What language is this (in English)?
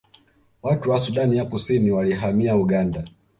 Swahili